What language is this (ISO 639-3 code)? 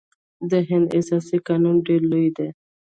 pus